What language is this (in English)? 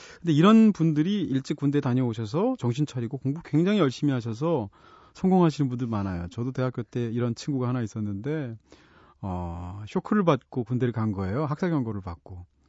Korean